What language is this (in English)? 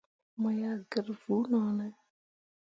Mundang